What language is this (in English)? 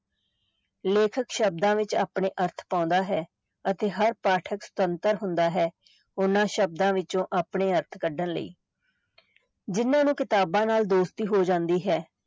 Punjabi